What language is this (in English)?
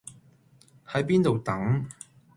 Cantonese